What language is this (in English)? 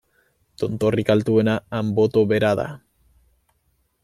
Basque